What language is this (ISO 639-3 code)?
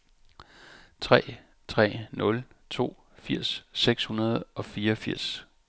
dan